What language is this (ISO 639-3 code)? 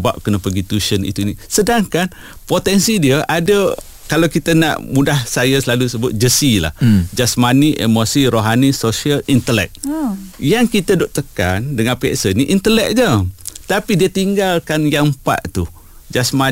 msa